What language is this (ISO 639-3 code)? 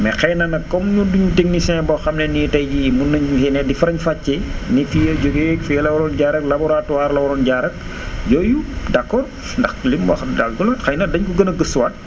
wol